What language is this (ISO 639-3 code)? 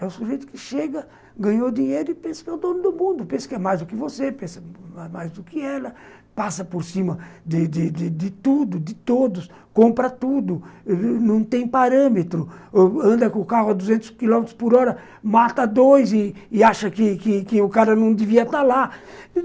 por